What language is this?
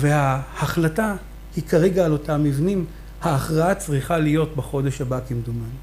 Hebrew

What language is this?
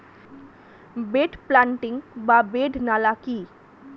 Bangla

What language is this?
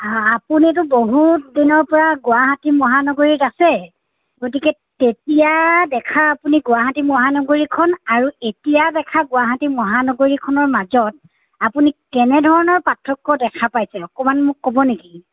Assamese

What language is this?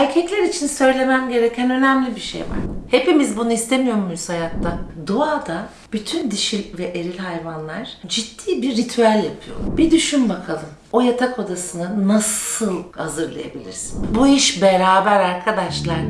Turkish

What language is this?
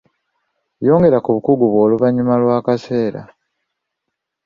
Ganda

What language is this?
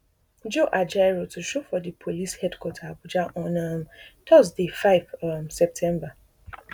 Nigerian Pidgin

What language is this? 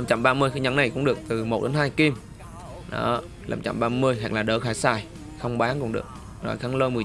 Vietnamese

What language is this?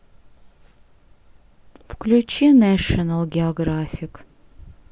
Russian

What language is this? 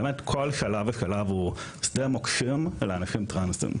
Hebrew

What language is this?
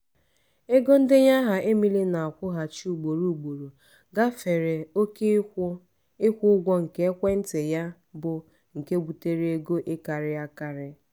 Igbo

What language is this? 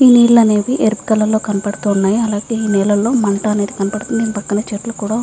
Telugu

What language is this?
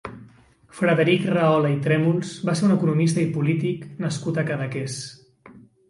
Catalan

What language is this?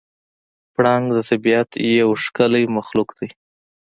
Pashto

